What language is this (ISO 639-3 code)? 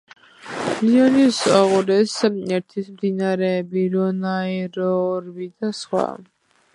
kat